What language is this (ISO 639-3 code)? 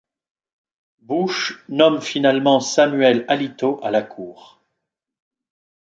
fra